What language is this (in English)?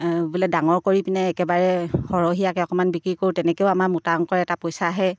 Assamese